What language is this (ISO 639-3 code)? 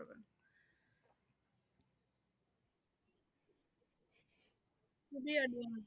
ben